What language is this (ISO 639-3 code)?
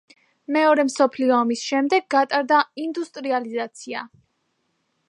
kat